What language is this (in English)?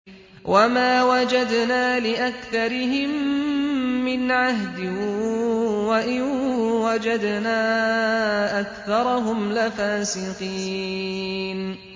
Arabic